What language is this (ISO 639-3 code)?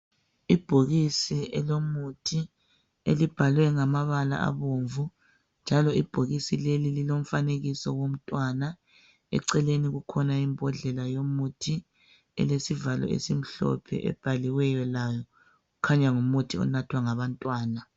nde